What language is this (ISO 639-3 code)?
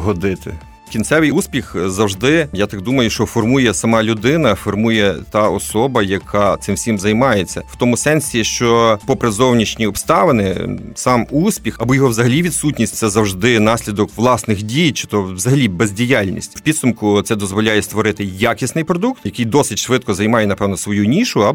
ukr